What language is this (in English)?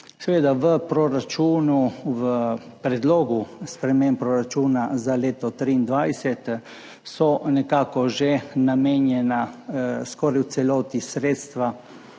Slovenian